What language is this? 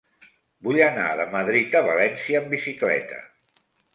Catalan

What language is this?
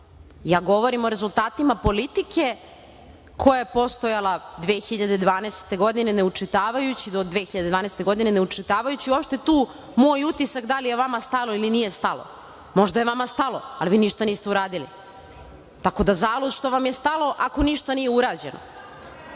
Serbian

